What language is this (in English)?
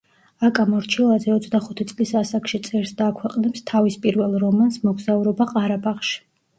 Georgian